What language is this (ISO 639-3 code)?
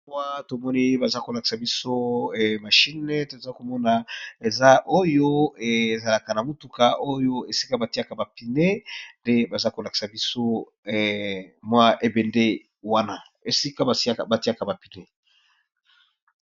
lin